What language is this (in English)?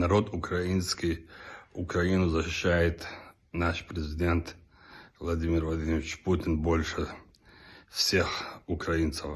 Russian